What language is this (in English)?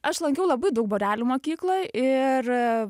Lithuanian